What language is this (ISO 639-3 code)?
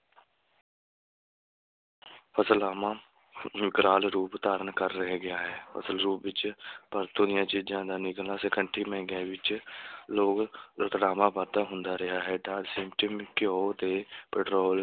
pan